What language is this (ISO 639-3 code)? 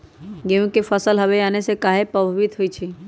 mag